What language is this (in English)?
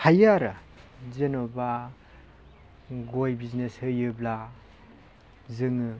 Bodo